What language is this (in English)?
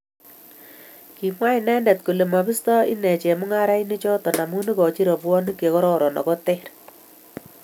Kalenjin